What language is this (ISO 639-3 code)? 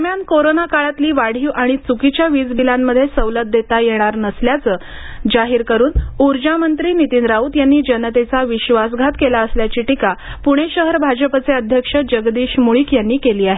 mar